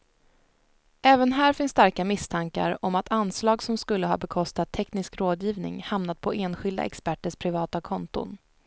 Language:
Swedish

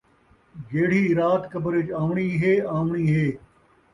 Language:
Saraiki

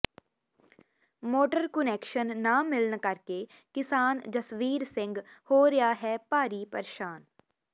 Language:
Punjabi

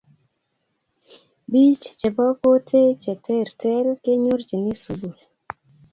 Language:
Kalenjin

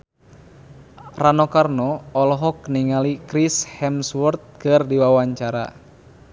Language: Sundanese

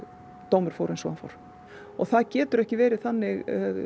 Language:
Icelandic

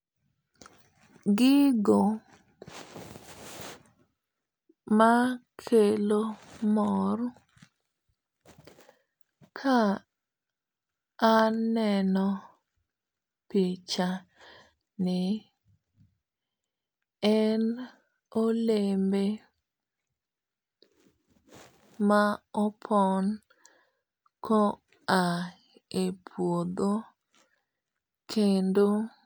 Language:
Luo (Kenya and Tanzania)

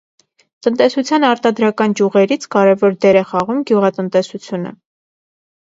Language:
Armenian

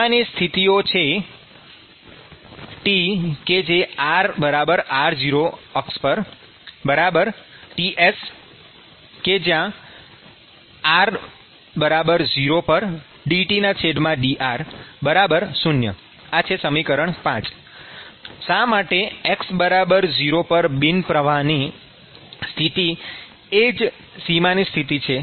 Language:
Gujarati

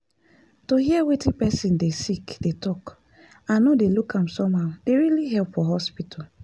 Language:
Nigerian Pidgin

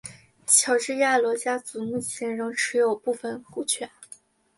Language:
Chinese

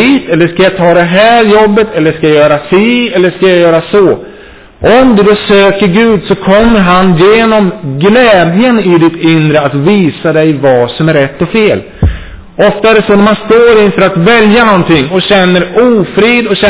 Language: Swedish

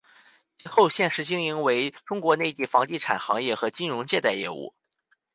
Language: Chinese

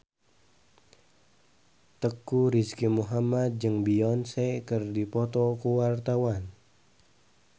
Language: Sundanese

